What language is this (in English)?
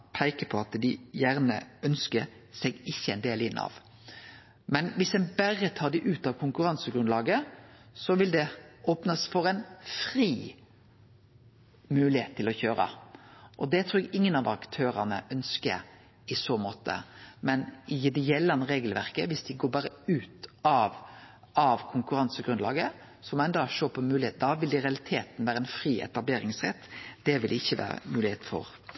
Norwegian Nynorsk